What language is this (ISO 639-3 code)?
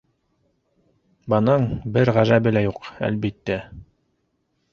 bak